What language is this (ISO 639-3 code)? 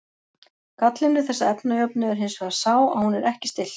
isl